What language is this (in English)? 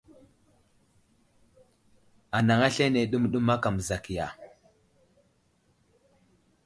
Wuzlam